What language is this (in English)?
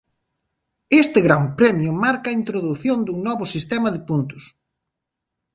Galician